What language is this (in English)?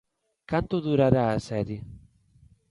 Galician